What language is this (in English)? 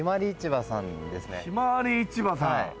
Japanese